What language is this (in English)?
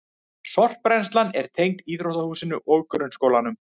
Icelandic